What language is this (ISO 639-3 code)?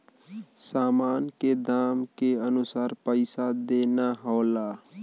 bho